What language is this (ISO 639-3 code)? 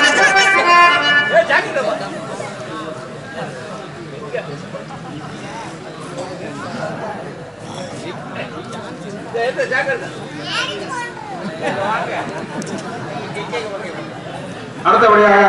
ara